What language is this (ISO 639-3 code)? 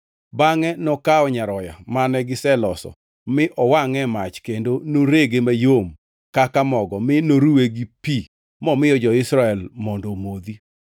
luo